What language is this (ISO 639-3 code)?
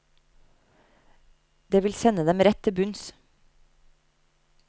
nor